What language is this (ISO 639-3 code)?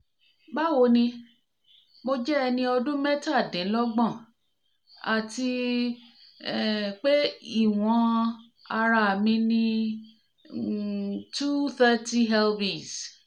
yor